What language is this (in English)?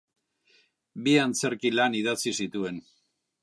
Basque